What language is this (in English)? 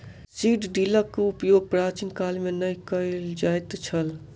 Maithili